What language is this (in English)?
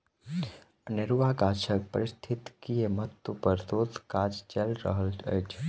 Maithili